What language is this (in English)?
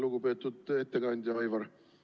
Estonian